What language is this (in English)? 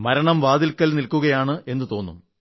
Malayalam